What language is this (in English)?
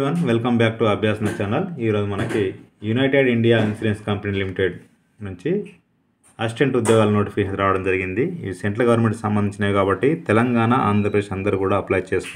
Telugu